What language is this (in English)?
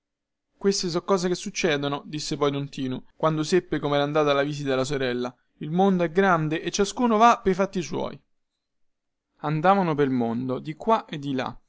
Italian